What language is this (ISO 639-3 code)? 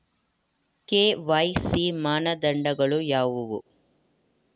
kan